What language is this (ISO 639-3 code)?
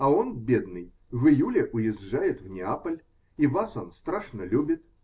rus